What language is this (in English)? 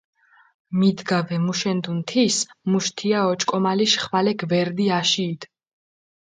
Mingrelian